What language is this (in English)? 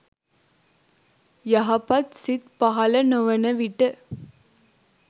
Sinhala